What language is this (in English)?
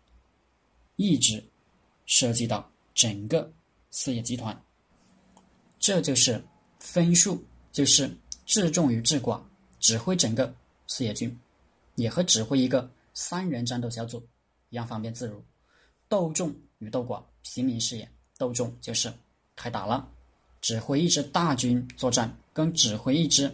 Chinese